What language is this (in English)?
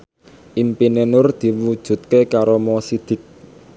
Javanese